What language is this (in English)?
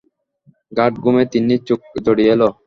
Bangla